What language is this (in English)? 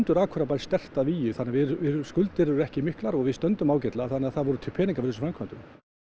Icelandic